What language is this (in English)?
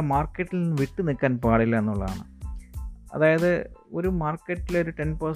Malayalam